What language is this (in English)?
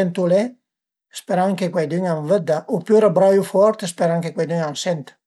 Piedmontese